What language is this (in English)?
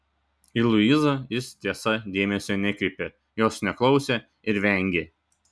Lithuanian